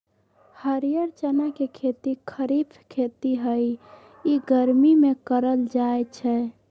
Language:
Magahi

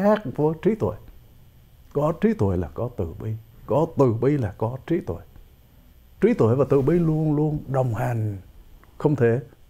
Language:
Vietnamese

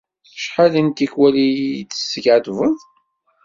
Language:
Kabyle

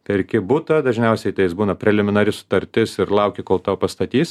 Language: Lithuanian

